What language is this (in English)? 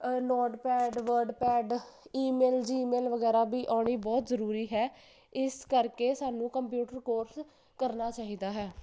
Punjabi